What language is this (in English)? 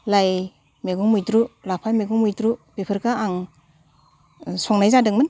Bodo